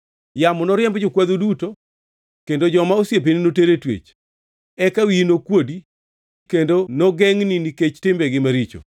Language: Luo (Kenya and Tanzania)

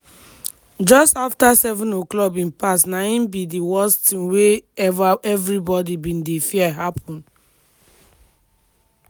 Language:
Nigerian Pidgin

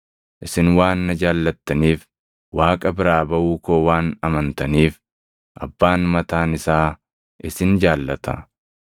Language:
Oromo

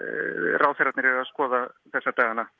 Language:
Icelandic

